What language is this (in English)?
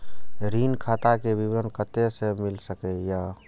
Maithili